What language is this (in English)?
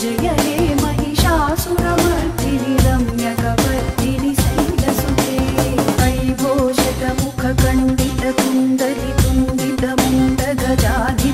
Romanian